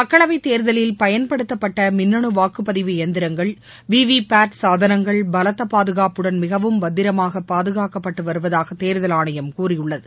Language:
Tamil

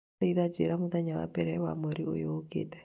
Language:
Kikuyu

